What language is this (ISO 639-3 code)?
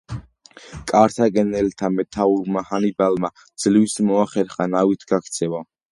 kat